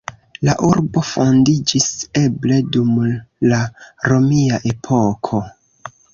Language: Esperanto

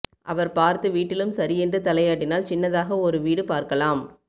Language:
Tamil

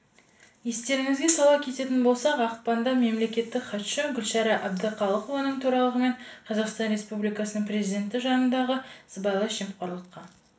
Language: Kazakh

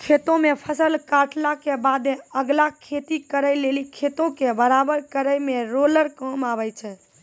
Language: Maithili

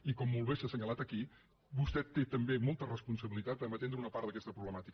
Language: Catalan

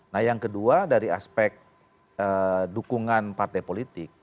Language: Indonesian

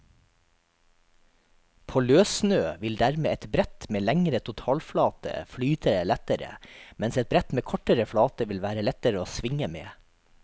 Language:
Norwegian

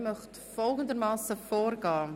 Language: Swiss German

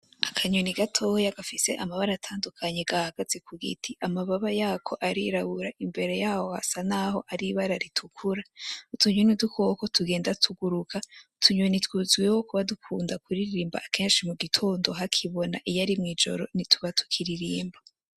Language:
Rundi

